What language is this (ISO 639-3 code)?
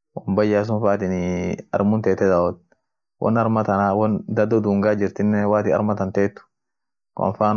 orc